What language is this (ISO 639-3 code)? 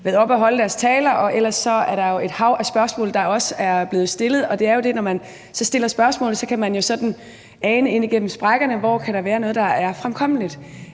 dan